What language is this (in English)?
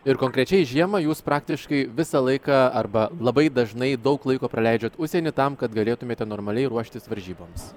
Lithuanian